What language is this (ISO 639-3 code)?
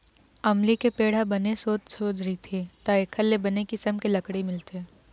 hne